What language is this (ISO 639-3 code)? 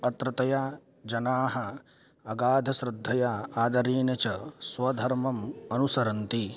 san